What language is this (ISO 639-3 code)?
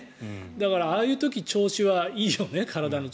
jpn